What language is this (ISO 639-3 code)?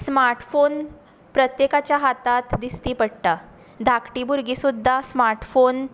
kok